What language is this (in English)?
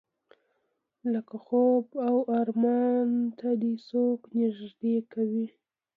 Pashto